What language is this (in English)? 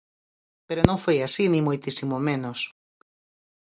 Galician